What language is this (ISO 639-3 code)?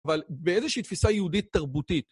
heb